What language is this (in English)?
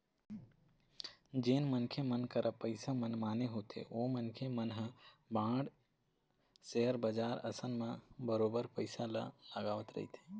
Chhattisgarhi